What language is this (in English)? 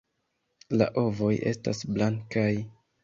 Esperanto